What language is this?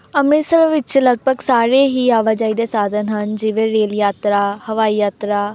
Punjabi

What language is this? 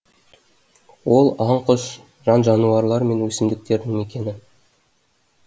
Kazakh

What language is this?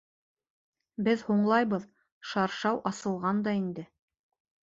Bashkir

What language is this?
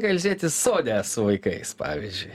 Lithuanian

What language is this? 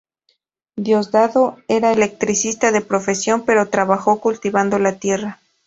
Spanish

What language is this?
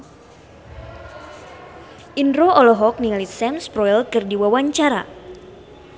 Sundanese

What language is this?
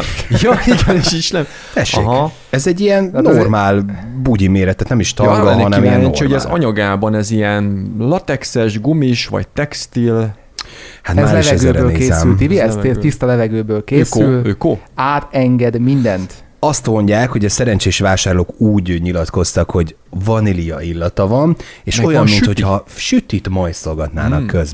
Hungarian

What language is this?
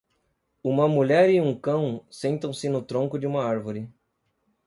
Portuguese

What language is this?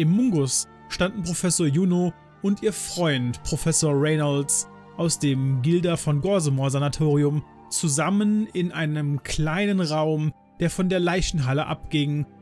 German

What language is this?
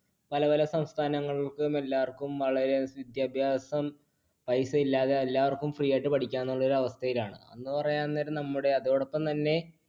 Malayalam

